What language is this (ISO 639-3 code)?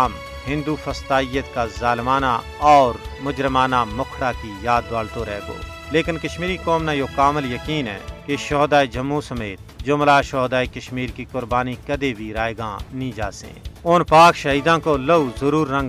urd